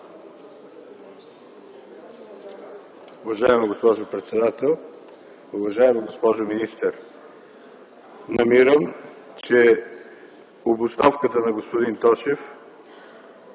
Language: Bulgarian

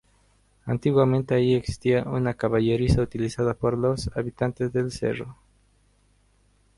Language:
Spanish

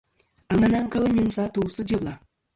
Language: Kom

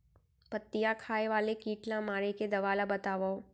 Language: Chhattisgarhi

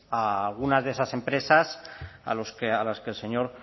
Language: Spanish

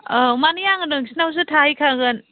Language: Bodo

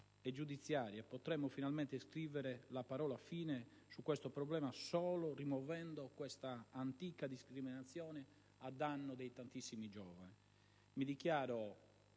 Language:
Italian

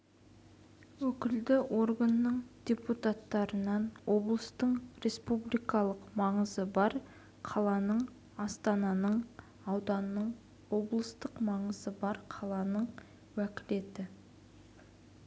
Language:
Kazakh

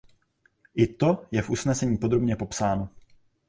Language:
Czech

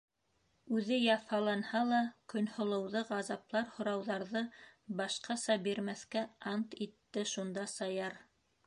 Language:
Bashkir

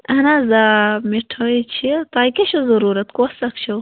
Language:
Kashmiri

